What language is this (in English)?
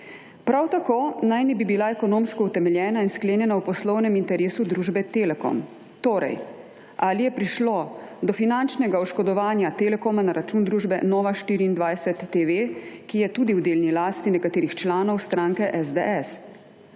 Slovenian